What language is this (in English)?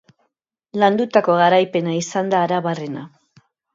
Basque